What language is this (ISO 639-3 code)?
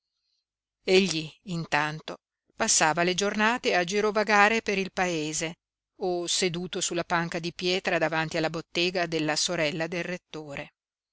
ita